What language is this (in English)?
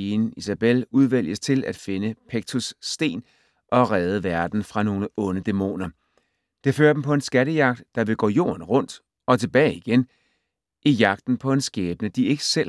Danish